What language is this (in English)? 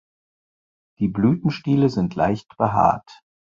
German